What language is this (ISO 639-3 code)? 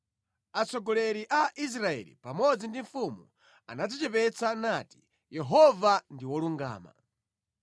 nya